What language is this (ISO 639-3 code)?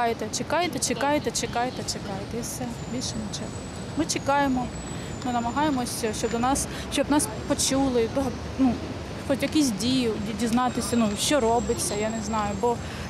ukr